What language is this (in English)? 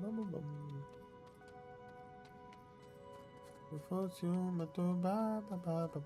Portuguese